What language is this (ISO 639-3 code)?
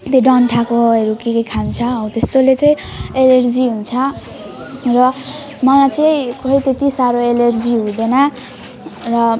nep